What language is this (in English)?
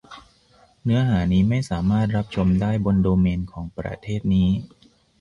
Thai